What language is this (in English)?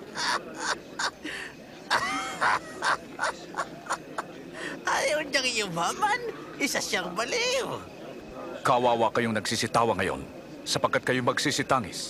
Filipino